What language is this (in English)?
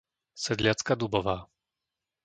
Slovak